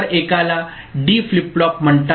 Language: Marathi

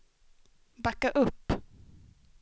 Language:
Swedish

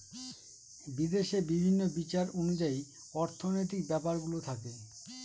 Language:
Bangla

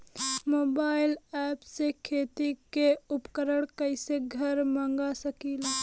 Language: Bhojpuri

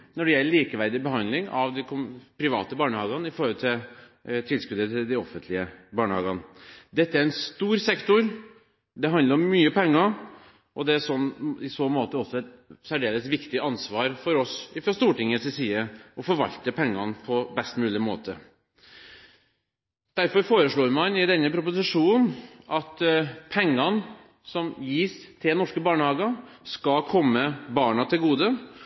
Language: Norwegian Bokmål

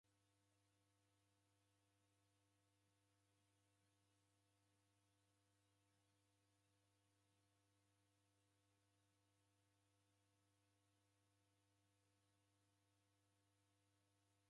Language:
Taita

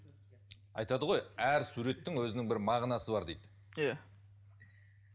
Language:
Kazakh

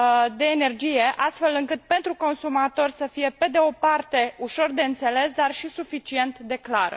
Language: Romanian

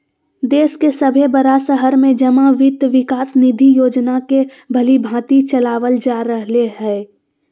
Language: Magahi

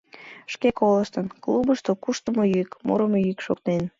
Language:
Mari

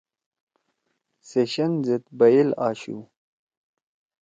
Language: Torwali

